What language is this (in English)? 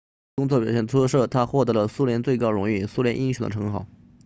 Chinese